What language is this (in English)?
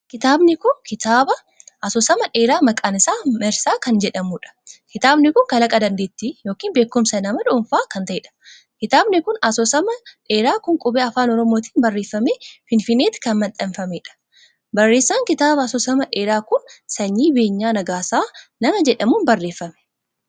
Oromo